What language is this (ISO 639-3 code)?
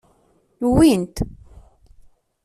kab